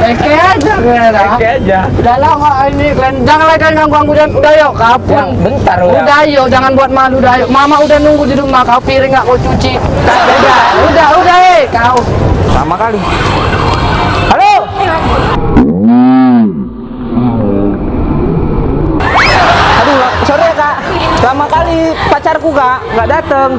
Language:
Indonesian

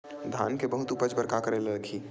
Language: Chhattisgarhi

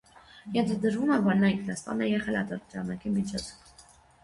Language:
Armenian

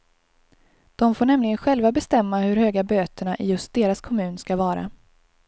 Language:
Swedish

